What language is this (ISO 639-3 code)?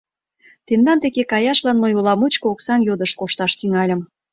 chm